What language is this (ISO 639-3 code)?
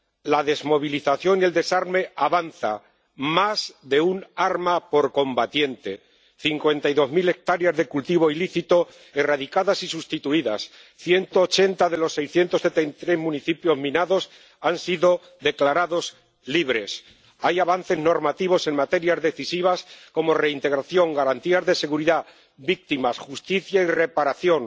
spa